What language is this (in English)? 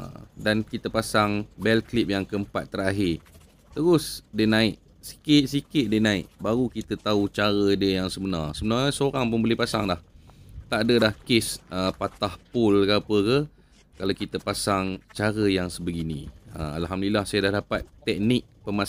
Malay